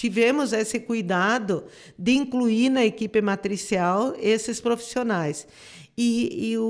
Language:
Portuguese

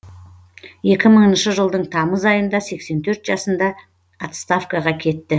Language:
Kazakh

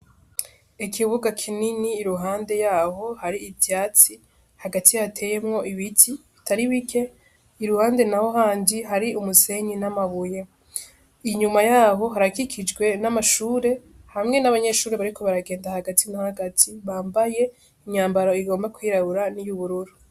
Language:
Rundi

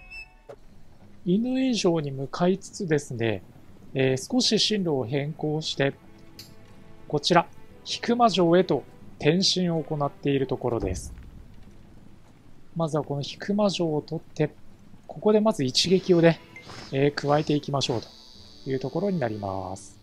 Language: Japanese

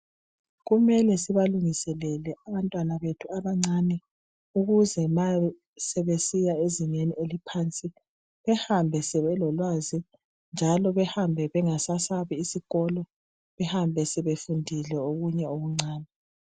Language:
North Ndebele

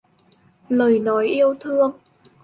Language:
Vietnamese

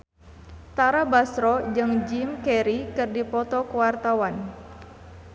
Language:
Sundanese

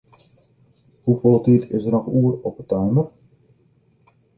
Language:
Western Frisian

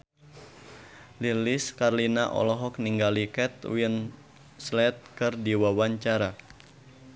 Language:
Sundanese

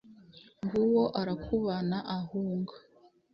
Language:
Kinyarwanda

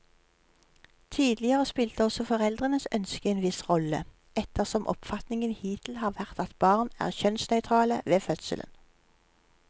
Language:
Norwegian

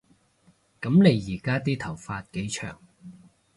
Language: Cantonese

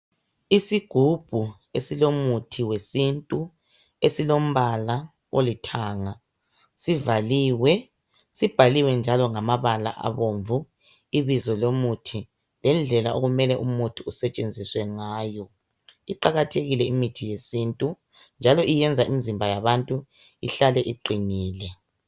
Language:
North Ndebele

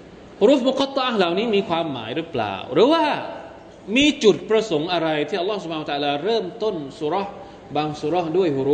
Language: Thai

